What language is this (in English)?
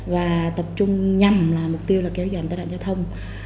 Vietnamese